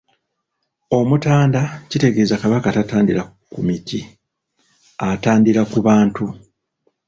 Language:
Ganda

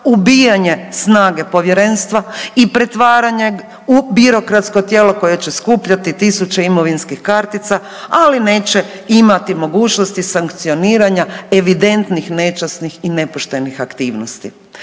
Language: Croatian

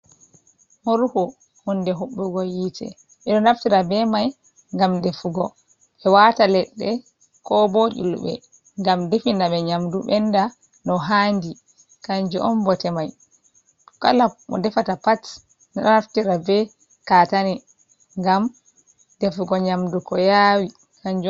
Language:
Fula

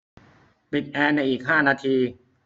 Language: Thai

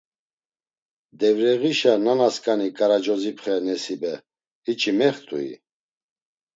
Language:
Laz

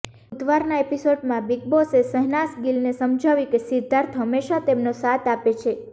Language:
Gujarati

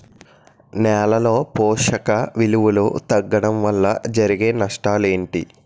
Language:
Telugu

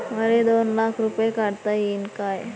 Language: Marathi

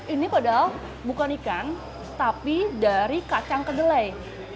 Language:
Indonesian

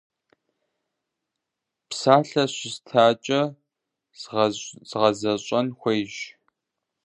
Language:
Kabardian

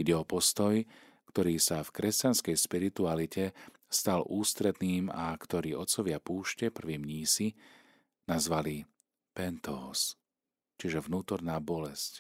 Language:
Slovak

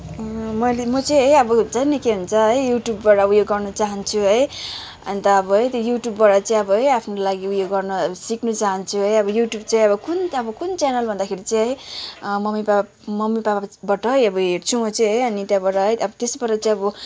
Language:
Nepali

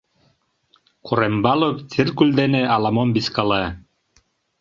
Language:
Mari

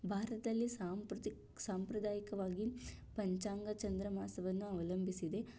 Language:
Kannada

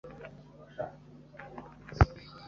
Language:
Kinyarwanda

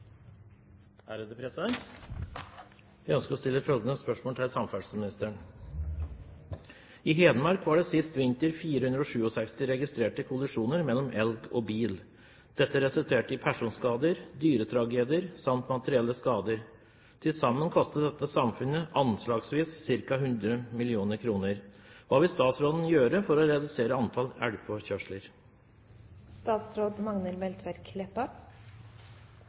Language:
Norwegian Bokmål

